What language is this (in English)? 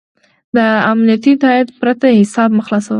Pashto